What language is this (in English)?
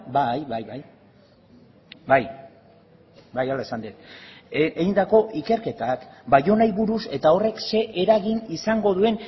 Basque